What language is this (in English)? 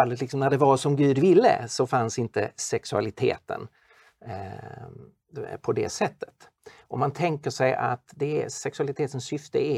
Swedish